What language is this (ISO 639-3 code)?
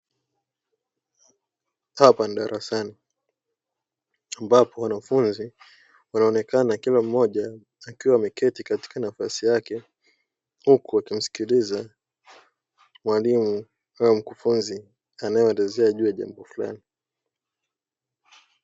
swa